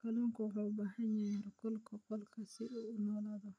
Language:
Somali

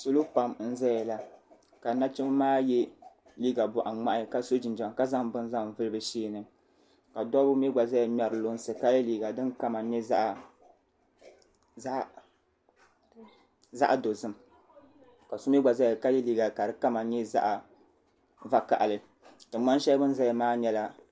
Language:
Dagbani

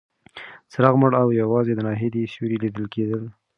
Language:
Pashto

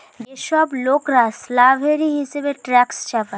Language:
Bangla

